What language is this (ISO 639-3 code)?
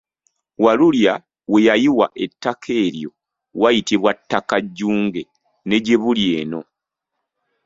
lug